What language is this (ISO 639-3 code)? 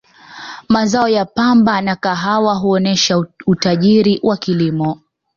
swa